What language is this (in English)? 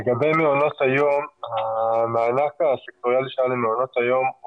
Hebrew